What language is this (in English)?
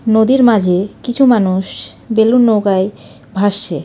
Bangla